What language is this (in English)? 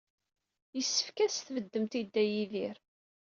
Kabyle